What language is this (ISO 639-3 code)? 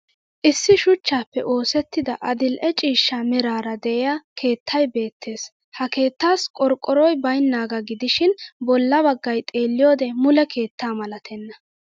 wal